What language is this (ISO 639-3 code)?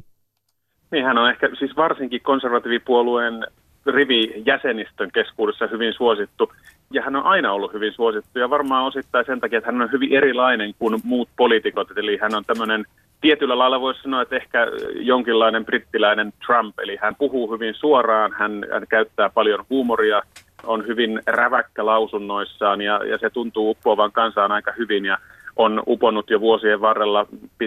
fin